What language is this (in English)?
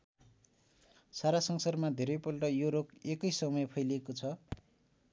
Nepali